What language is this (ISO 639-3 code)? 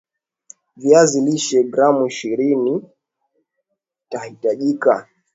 swa